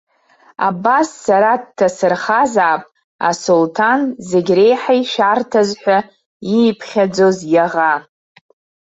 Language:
Abkhazian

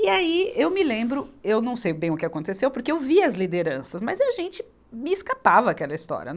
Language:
Portuguese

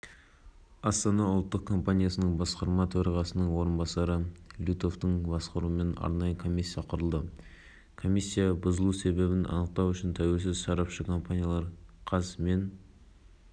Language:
Kazakh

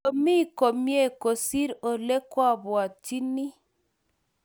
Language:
Kalenjin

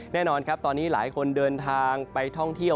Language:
Thai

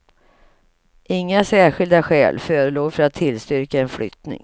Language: Swedish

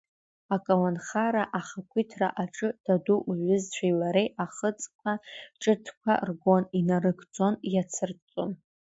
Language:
Abkhazian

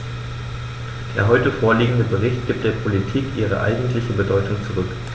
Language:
German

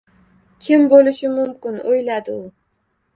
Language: Uzbek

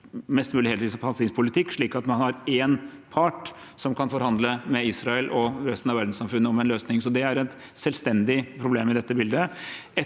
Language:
Norwegian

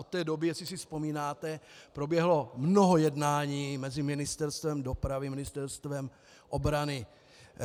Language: Czech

